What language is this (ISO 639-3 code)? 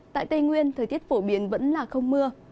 vie